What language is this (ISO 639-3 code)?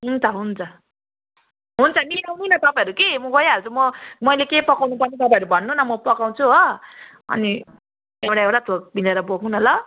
nep